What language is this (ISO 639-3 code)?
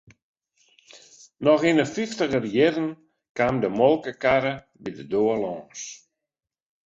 fry